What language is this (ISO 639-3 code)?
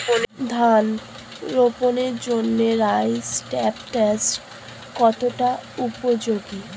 ben